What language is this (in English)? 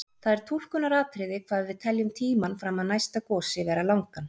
Icelandic